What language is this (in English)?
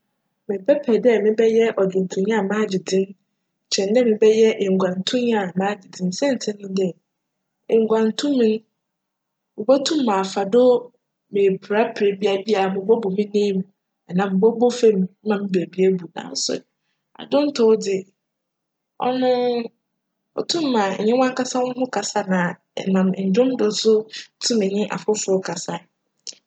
Akan